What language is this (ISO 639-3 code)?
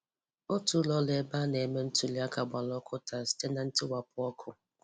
ibo